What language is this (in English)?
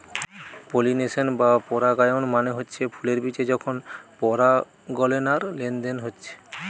Bangla